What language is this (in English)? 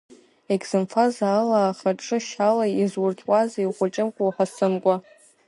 Abkhazian